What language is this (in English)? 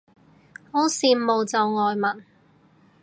Cantonese